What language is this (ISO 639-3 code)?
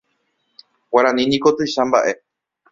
grn